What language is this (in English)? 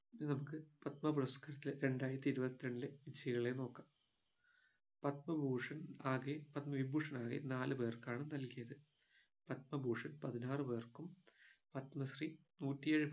Malayalam